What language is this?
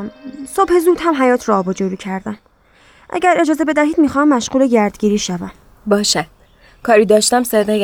Persian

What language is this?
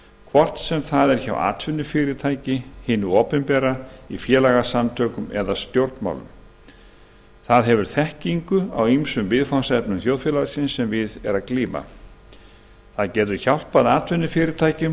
Icelandic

